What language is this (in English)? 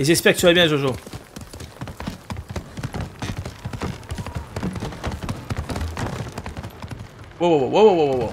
French